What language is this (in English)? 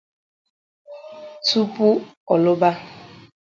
Igbo